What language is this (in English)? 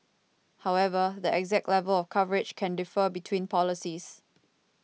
English